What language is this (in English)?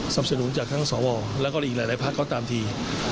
Thai